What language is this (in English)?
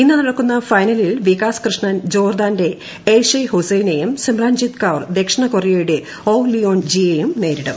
Malayalam